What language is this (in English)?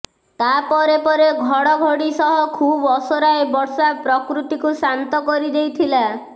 Odia